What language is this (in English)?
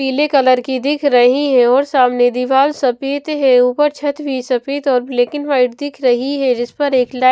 Hindi